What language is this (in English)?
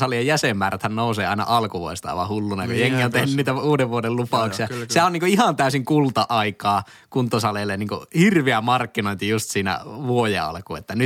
Finnish